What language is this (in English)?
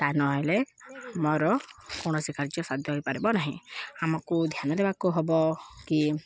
Odia